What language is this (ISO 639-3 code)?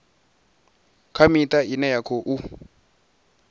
ven